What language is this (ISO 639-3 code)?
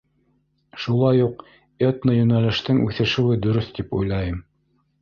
bak